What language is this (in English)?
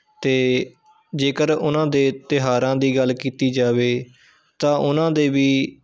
Punjabi